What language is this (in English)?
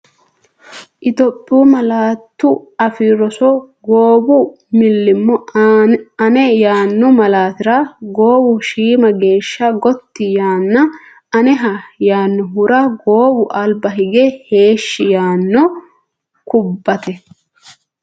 Sidamo